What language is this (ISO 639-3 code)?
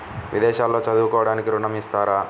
tel